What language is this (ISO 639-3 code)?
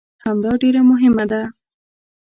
pus